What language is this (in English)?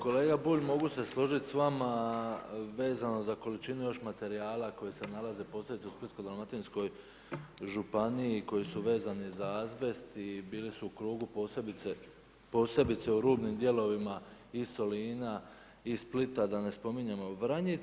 Croatian